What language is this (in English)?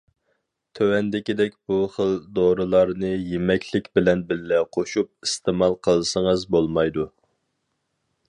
Uyghur